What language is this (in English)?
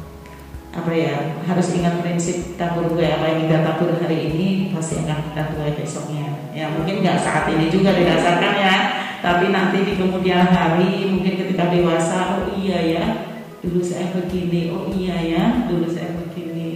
Indonesian